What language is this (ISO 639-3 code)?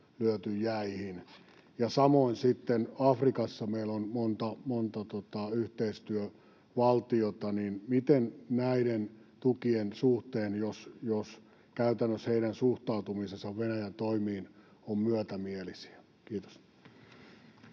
fin